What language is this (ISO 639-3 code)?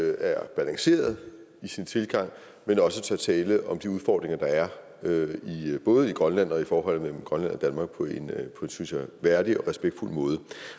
dan